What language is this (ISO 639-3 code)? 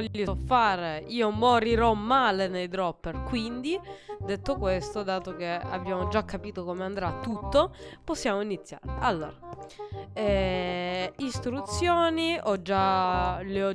ita